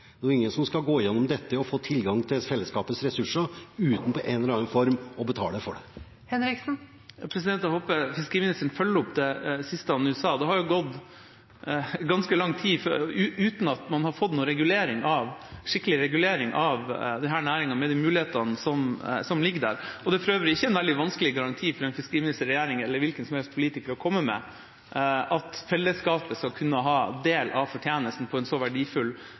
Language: Norwegian Bokmål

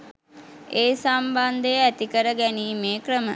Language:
Sinhala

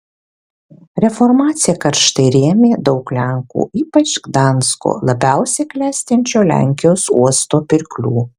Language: Lithuanian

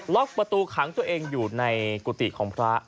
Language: Thai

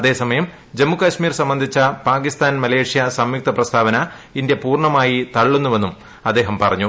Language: Malayalam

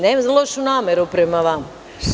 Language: Serbian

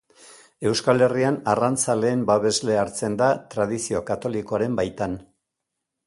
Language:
Basque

